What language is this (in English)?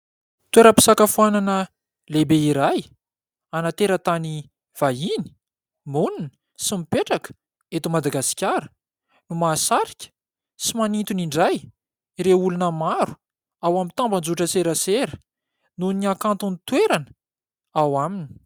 Malagasy